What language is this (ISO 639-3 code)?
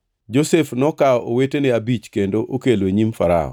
luo